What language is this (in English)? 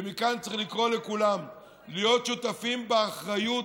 Hebrew